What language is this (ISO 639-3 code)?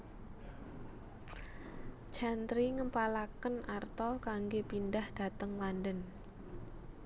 jav